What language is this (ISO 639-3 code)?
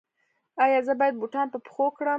pus